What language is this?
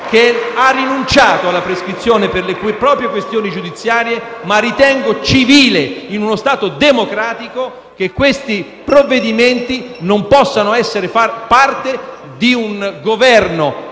Italian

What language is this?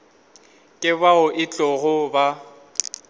Northern Sotho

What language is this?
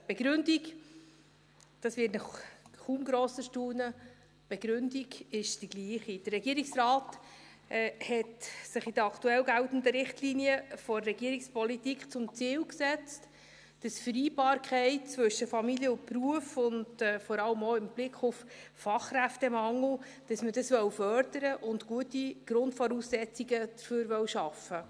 Swiss German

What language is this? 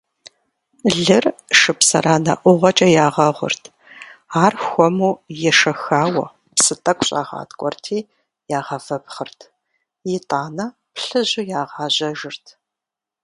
Kabardian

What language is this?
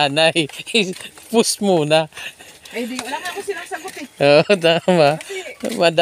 Filipino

